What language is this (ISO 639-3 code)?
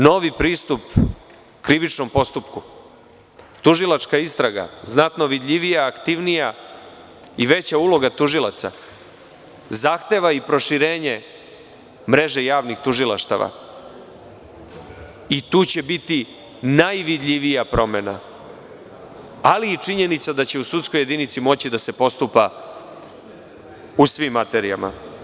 srp